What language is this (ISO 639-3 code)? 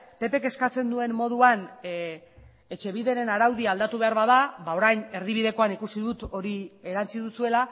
eus